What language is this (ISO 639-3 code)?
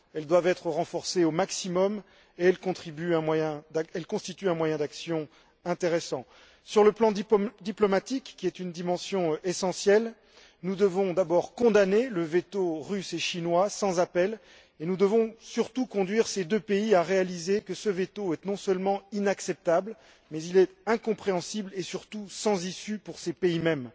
fra